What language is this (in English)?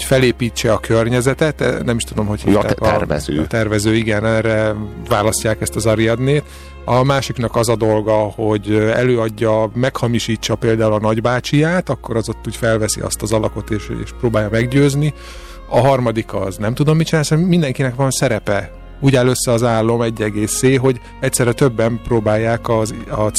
Hungarian